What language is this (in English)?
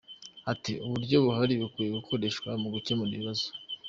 Kinyarwanda